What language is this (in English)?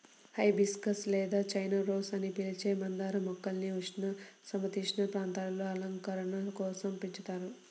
Telugu